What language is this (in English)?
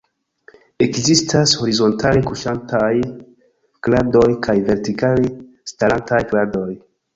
Esperanto